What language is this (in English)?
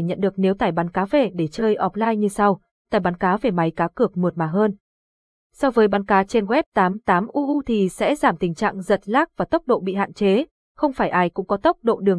Vietnamese